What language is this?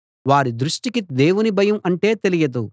Telugu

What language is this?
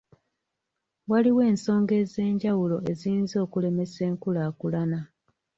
Ganda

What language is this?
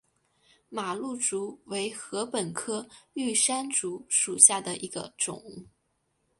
Chinese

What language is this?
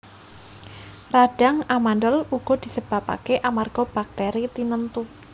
Javanese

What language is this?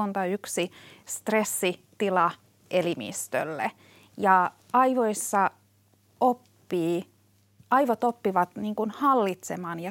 Finnish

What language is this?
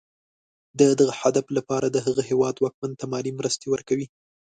Pashto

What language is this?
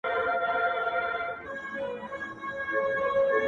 Pashto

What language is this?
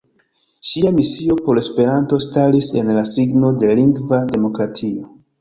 Esperanto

